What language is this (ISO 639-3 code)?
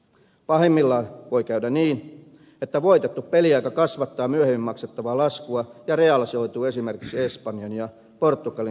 fin